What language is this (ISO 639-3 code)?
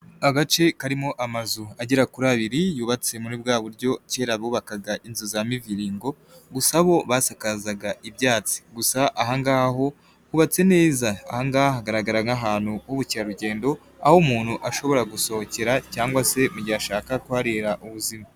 kin